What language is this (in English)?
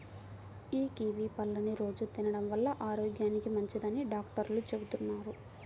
Telugu